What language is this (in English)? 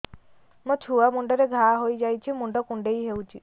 Odia